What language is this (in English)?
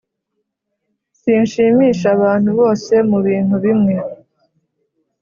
Kinyarwanda